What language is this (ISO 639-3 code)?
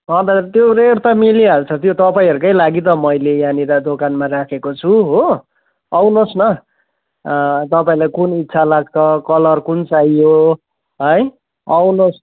nep